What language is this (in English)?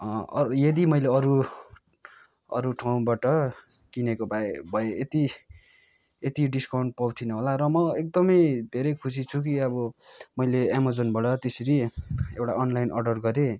Nepali